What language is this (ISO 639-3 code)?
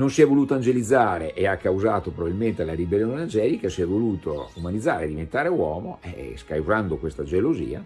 ita